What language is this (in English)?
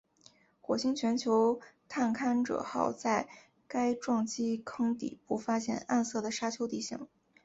Chinese